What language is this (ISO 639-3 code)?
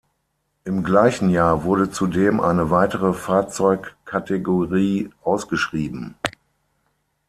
deu